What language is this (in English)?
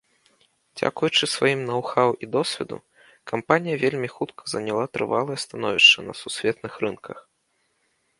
Belarusian